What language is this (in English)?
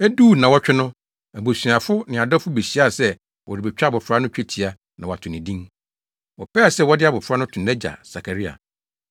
Akan